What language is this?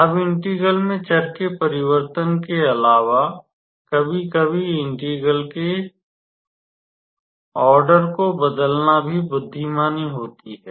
Hindi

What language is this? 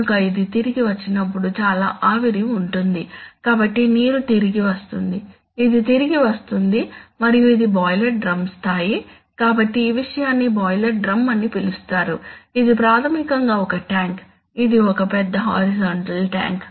Telugu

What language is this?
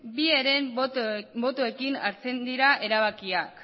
Basque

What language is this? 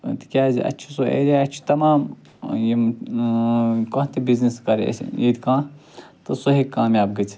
Kashmiri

